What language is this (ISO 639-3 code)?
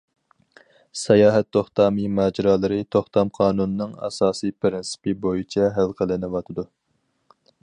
uig